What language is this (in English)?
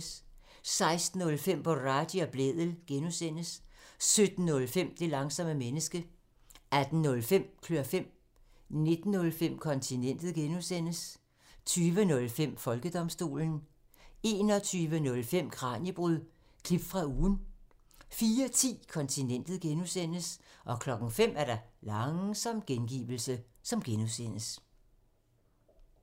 Danish